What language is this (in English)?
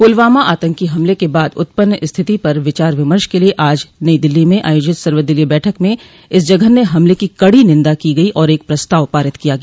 Hindi